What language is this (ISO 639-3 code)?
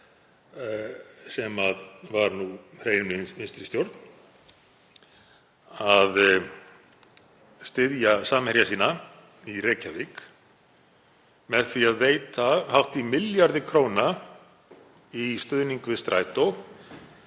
isl